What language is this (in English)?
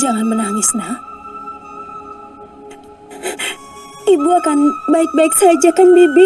Indonesian